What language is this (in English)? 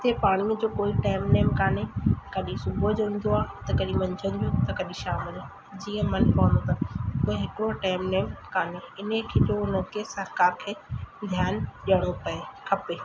Sindhi